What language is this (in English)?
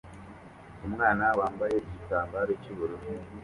Kinyarwanda